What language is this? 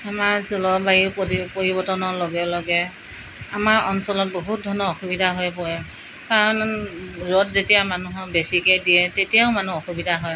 Assamese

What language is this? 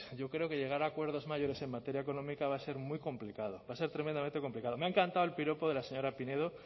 Spanish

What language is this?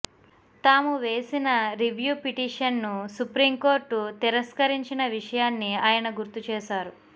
Telugu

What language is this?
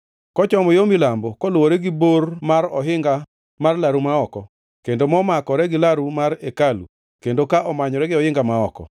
Luo (Kenya and Tanzania)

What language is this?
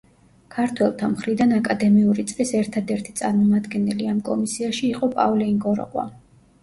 Georgian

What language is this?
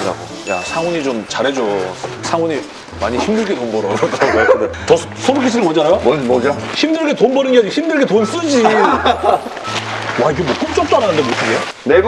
Korean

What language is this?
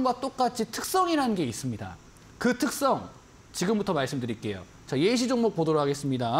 Korean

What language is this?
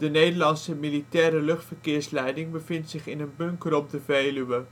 Dutch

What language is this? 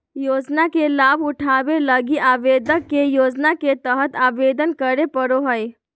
Magahi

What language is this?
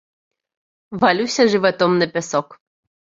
Belarusian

